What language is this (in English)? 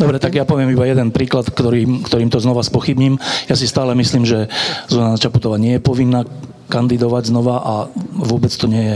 Slovak